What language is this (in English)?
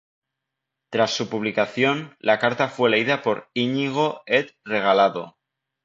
Spanish